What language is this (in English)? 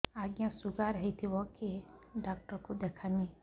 Odia